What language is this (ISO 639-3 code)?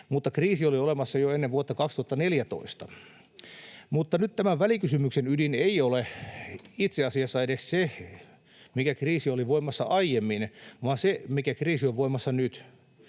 fin